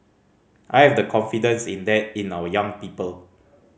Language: English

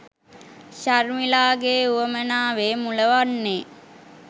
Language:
Sinhala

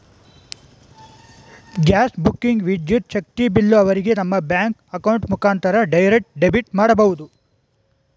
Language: Kannada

